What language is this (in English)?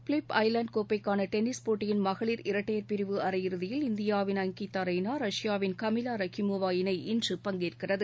Tamil